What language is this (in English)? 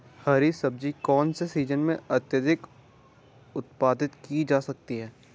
Hindi